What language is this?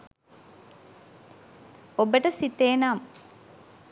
Sinhala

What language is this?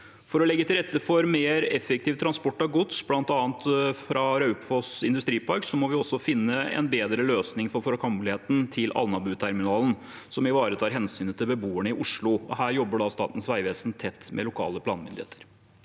Norwegian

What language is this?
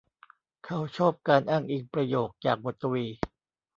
Thai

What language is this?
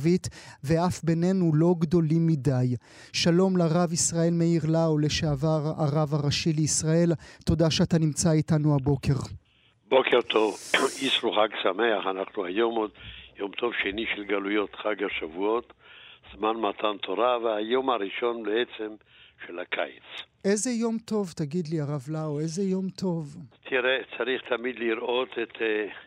Hebrew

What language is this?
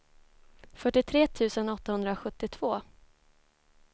Swedish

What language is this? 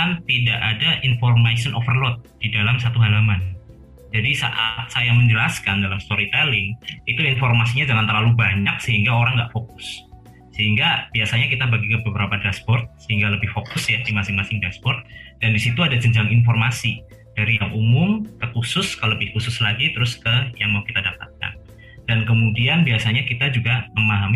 Indonesian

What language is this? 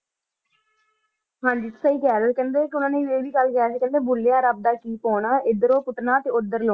Punjabi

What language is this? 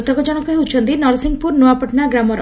Odia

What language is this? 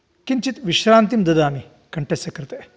Sanskrit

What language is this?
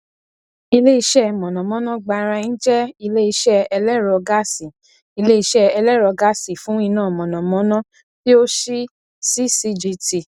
Yoruba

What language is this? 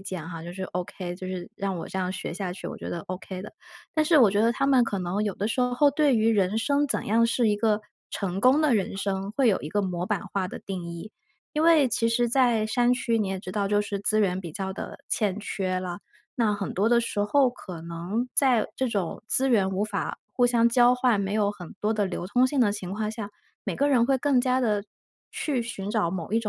Chinese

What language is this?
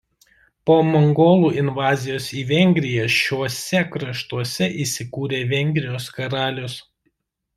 Lithuanian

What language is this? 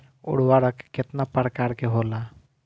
Bhojpuri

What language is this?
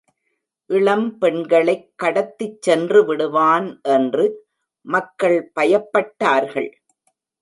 Tamil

